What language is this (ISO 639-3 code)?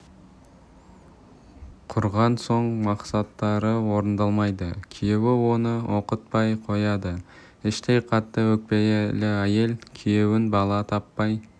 kaz